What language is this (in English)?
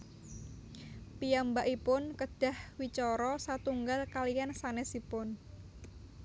Javanese